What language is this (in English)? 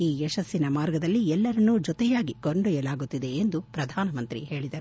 Kannada